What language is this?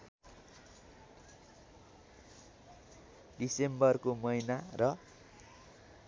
Nepali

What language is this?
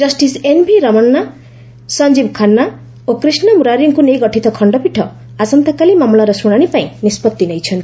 Odia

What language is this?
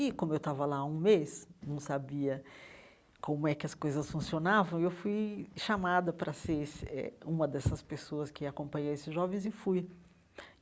Portuguese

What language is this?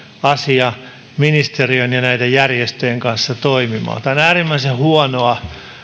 Finnish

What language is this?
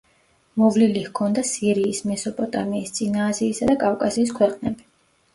Georgian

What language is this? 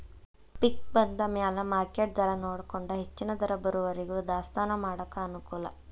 Kannada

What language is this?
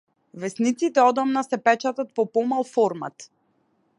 Macedonian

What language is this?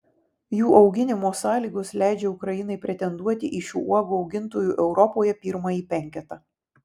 Lithuanian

